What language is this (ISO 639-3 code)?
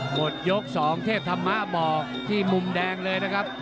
tha